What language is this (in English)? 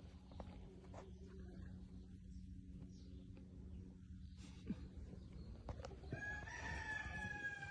Spanish